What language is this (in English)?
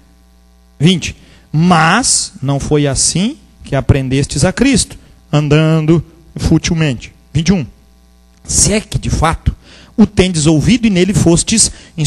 Portuguese